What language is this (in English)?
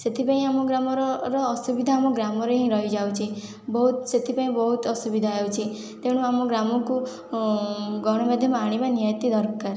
Odia